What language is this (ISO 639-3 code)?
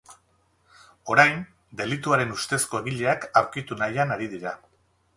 eus